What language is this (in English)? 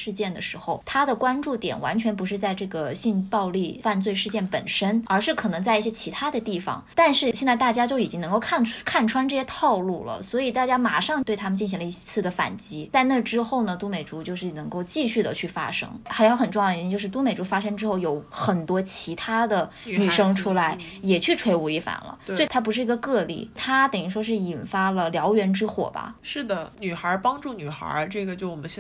Chinese